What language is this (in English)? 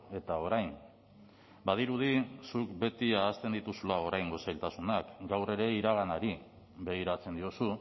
Basque